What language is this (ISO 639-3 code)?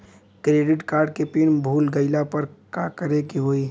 bho